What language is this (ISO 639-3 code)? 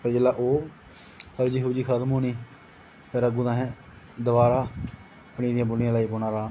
doi